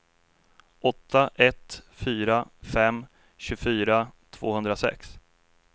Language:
Swedish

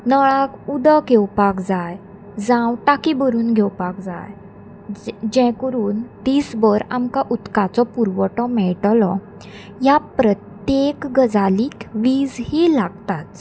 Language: Konkani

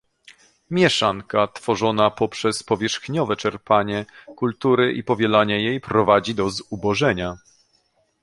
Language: Polish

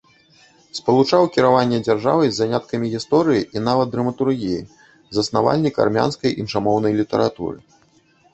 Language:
Belarusian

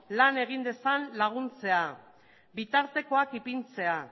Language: Basque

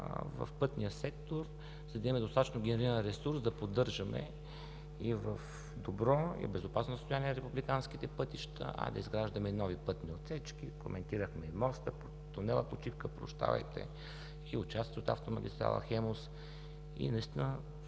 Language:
Bulgarian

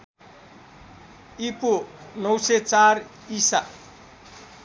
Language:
Nepali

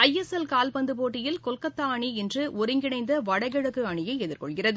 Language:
Tamil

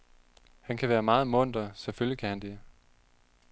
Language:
Danish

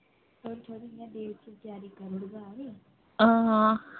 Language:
Dogri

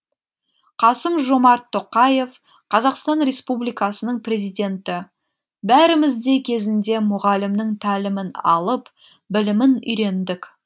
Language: Kazakh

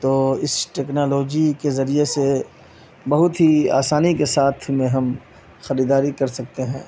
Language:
Urdu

